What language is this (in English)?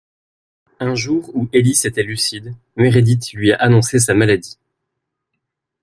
French